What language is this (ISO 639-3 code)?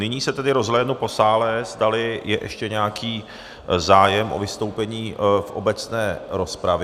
ces